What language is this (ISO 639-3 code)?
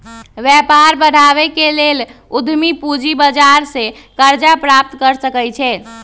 mag